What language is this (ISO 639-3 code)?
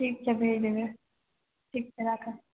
mai